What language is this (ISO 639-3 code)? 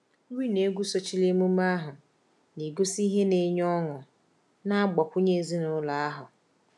ibo